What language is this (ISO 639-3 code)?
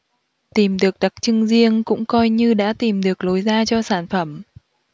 vie